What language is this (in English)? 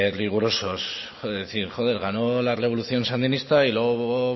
Spanish